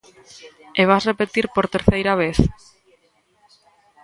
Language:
Galician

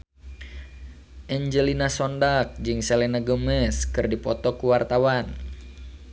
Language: Sundanese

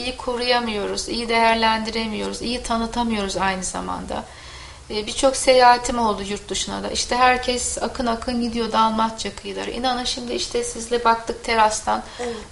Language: Turkish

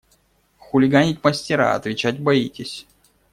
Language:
Russian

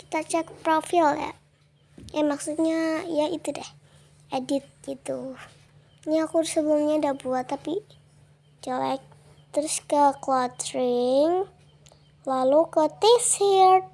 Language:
Indonesian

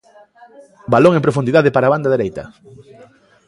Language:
Galician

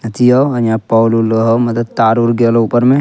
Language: Angika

